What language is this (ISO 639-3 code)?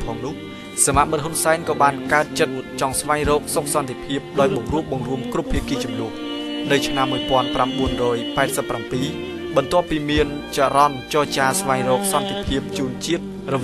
tha